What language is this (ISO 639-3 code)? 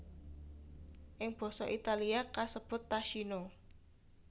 jav